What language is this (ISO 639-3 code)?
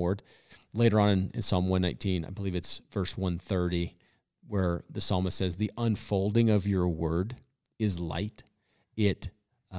eng